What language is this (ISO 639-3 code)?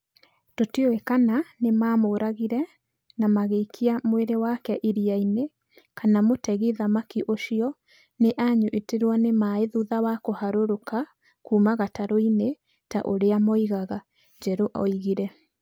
kik